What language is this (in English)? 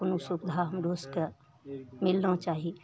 Maithili